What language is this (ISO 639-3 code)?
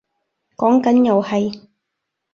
yue